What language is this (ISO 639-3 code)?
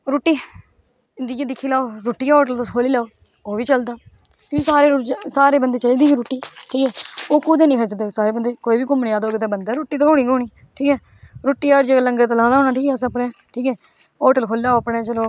doi